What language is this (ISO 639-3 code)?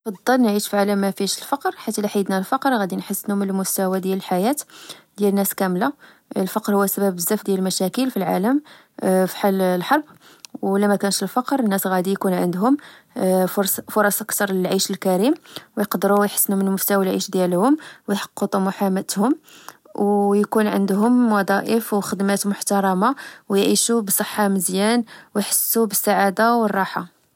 ary